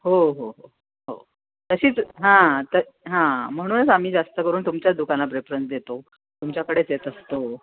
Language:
Marathi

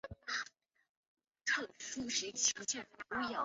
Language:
Chinese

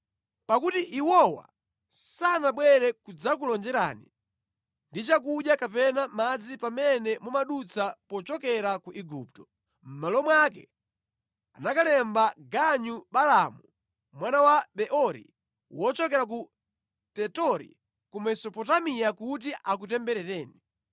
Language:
Nyanja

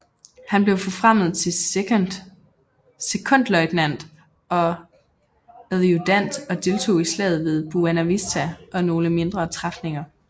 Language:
Danish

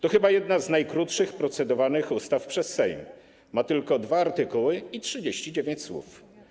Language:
Polish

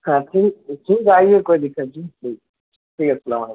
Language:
Urdu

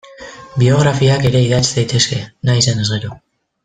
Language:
Basque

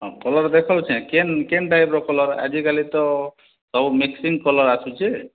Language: Odia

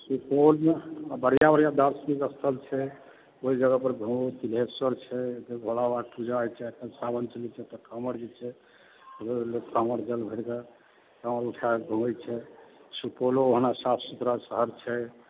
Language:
Maithili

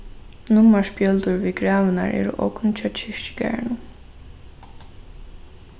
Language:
Faroese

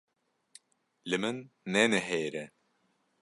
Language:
Kurdish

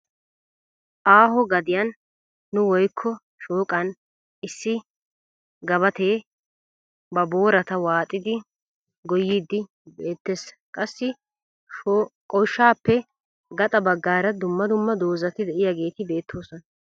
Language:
Wolaytta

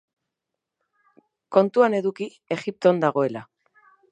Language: Basque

